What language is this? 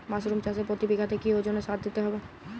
Bangla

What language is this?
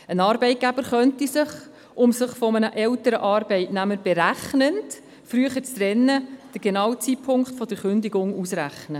Swiss German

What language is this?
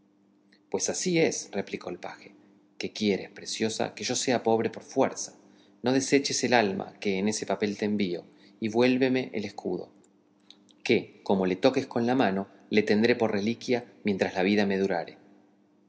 Spanish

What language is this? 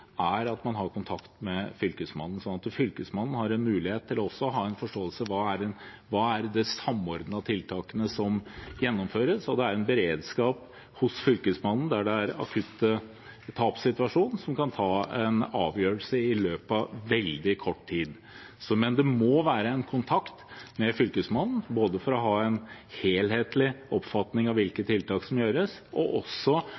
Norwegian Bokmål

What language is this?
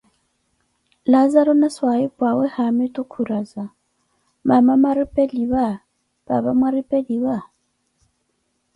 Koti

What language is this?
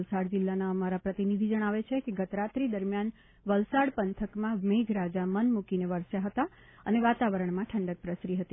Gujarati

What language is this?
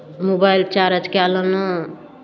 Maithili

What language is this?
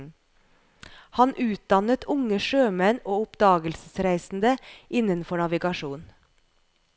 Norwegian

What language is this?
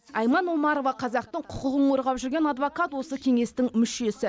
Kazakh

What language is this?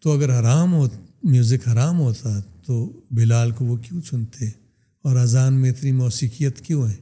Urdu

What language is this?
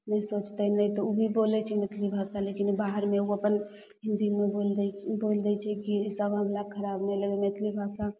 Maithili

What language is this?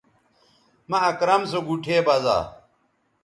Bateri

